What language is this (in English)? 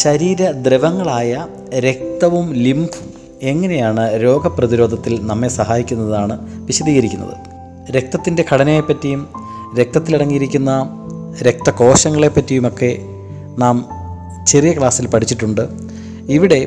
Malayalam